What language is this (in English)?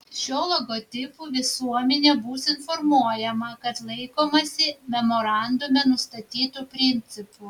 Lithuanian